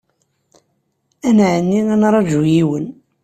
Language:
Kabyle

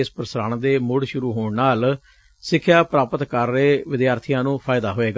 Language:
Punjabi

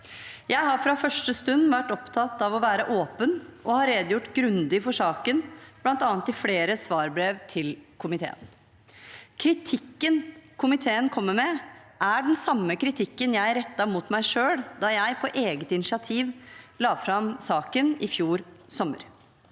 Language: Norwegian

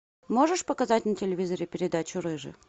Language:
Russian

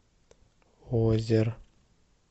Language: Russian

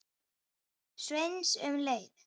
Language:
Icelandic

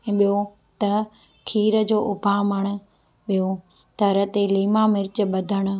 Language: Sindhi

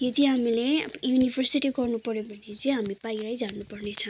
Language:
Nepali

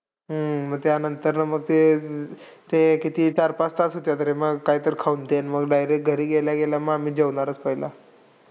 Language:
Marathi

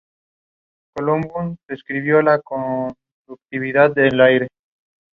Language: English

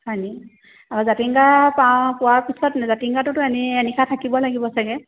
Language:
Assamese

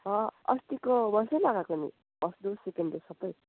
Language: Nepali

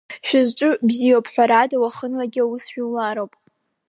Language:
Abkhazian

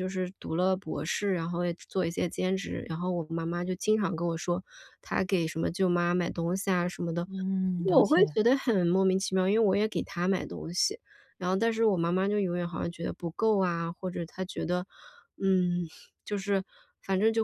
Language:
Chinese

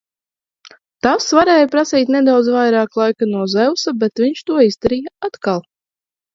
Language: Latvian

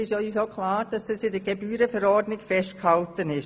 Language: Swiss German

